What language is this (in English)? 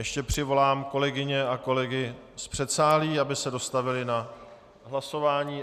Czech